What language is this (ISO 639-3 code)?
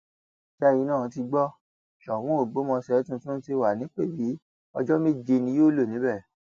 yor